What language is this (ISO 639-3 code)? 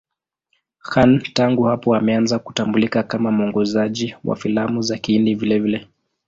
swa